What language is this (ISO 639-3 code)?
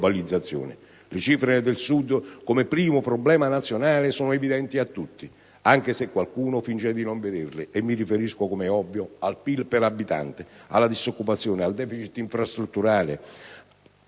ita